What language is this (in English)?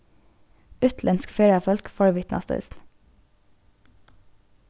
Faroese